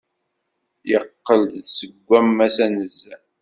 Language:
Kabyle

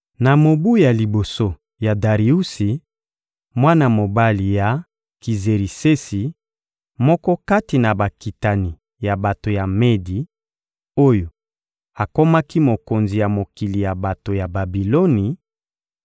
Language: Lingala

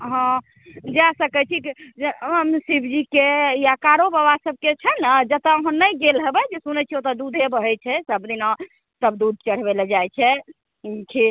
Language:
Maithili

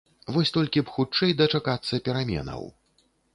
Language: Belarusian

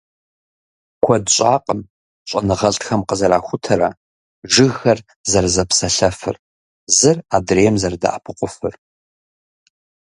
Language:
Kabardian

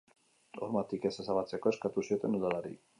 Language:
Basque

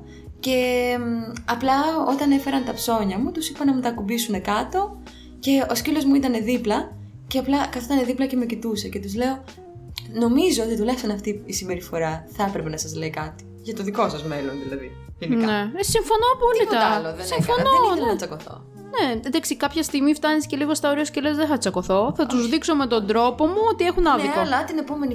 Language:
Greek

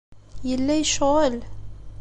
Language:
Kabyle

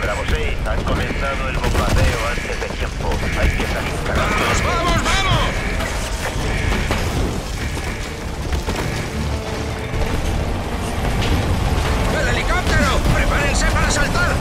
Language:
Spanish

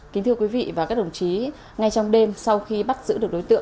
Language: Vietnamese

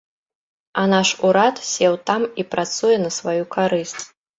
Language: Belarusian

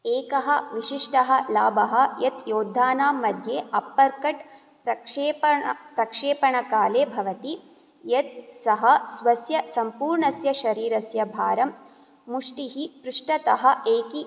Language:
Sanskrit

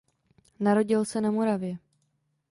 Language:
Czech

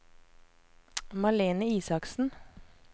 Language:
Norwegian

